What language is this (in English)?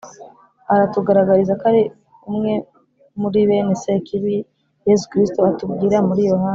Kinyarwanda